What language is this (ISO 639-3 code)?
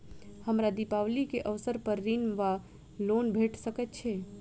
mai